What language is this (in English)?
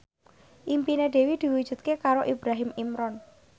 Javanese